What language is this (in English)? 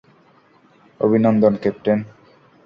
Bangla